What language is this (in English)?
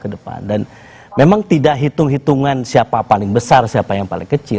Indonesian